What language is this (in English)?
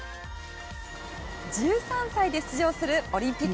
Japanese